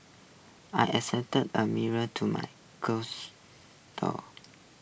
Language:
English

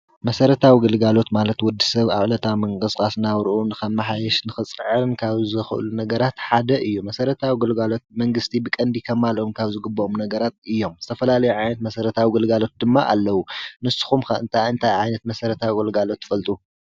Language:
Tigrinya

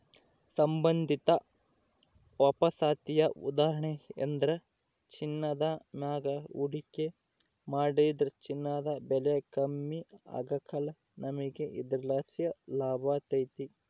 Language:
Kannada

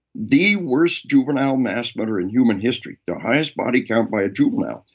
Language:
English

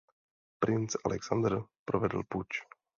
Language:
Czech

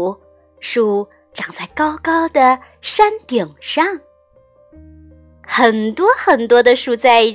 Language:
Chinese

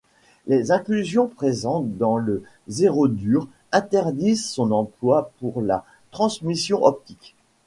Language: French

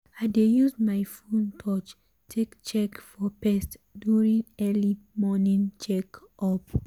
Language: Nigerian Pidgin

